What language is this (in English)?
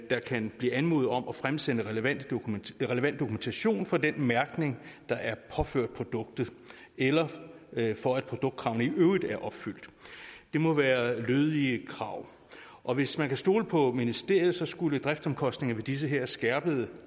Danish